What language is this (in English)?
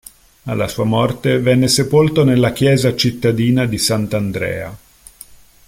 Italian